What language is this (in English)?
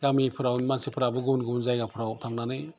Bodo